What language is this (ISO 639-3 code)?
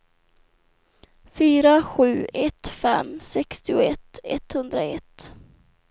swe